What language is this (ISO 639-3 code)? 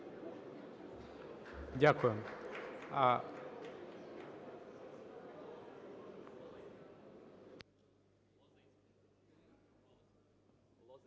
ukr